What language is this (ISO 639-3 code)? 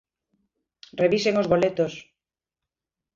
glg